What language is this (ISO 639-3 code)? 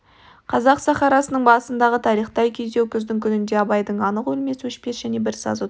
kaz